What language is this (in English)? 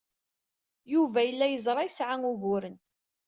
Kabyle